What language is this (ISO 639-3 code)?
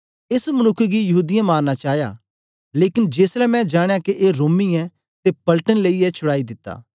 doi